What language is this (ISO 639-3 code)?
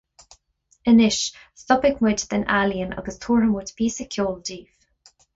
gle